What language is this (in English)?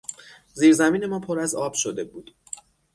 Persian